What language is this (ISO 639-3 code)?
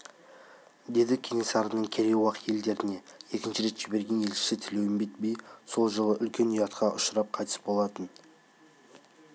kaz